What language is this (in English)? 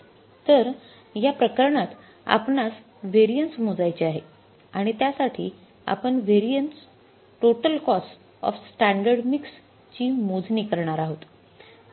Marathi